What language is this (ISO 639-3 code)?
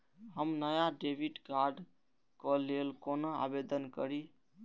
mai